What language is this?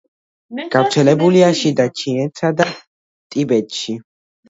Georgian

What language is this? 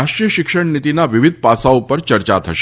Gujarati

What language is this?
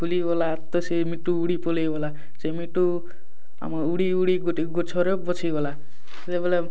Odia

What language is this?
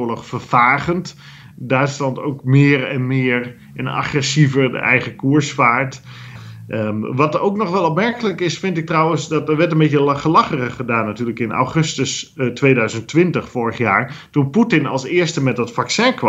Dutch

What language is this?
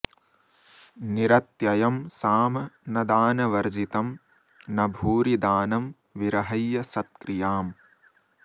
Sanskrit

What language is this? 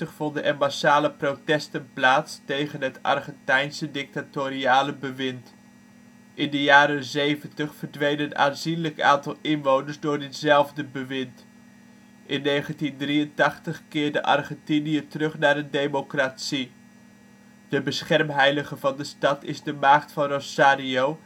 Dutch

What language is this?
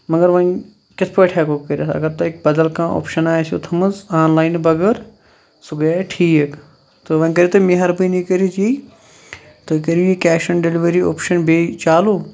Kashmiri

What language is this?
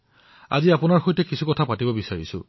Assamese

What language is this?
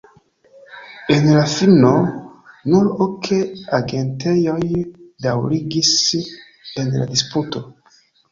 Esperanto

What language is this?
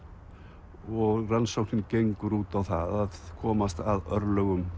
Icelandic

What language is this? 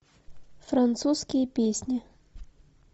Russian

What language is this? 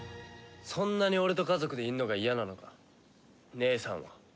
Japanese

